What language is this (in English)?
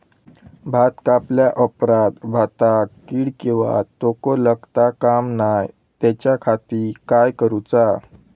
Marathi